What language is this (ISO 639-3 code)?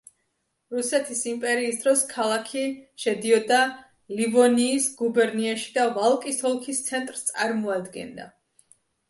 kat